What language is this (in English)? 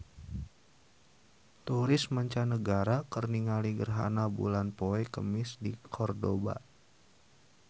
Sundanese